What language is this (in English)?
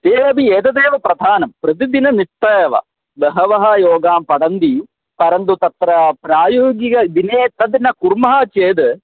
Sanskrit